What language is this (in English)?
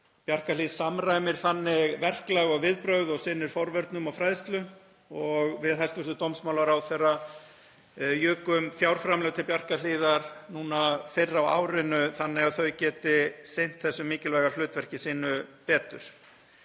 Icelandic